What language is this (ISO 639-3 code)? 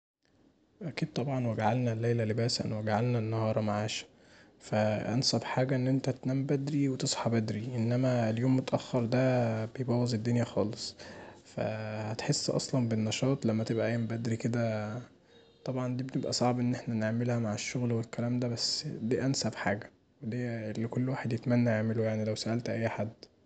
arz